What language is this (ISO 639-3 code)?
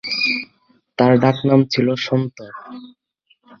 ben